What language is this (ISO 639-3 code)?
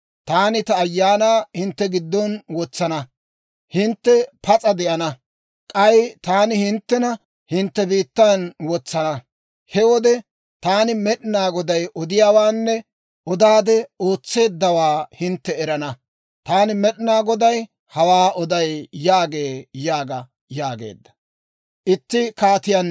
dwr